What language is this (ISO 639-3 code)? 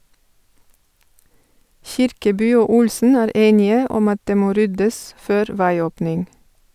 nor